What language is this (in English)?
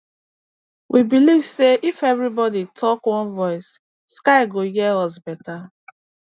Nigerian Pidgin